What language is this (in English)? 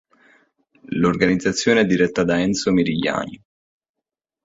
Italian